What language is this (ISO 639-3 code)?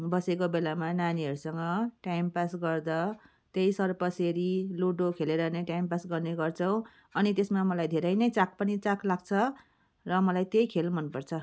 nep